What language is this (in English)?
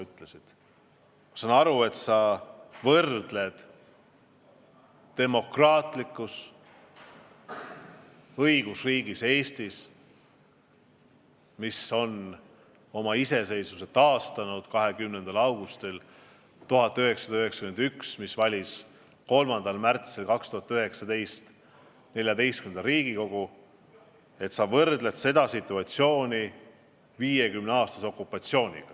Estonian